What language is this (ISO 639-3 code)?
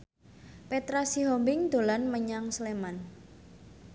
jav